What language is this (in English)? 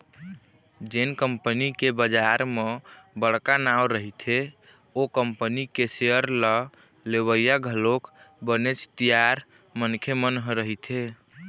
Chhattisgarhi